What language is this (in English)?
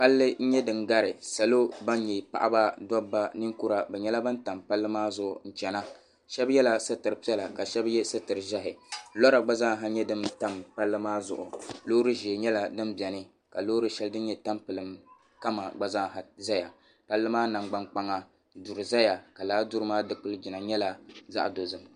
Dagbani